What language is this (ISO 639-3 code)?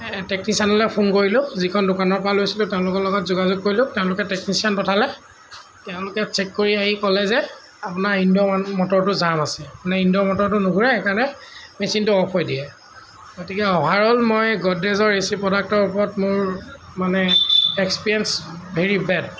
asm